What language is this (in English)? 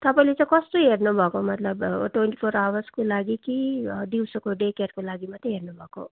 Nepali